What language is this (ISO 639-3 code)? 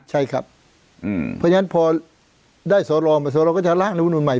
tha